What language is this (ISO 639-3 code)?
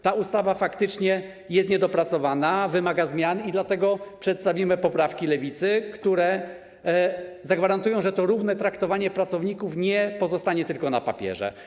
pol